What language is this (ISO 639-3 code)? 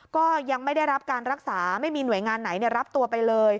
tha